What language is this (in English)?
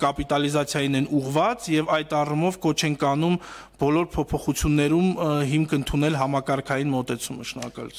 Romanian